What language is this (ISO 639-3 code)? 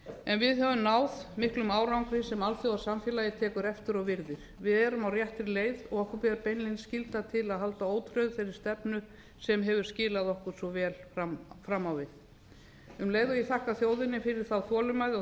isl